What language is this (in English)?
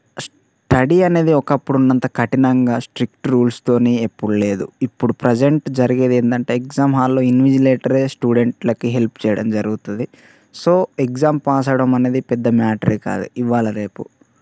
Telugu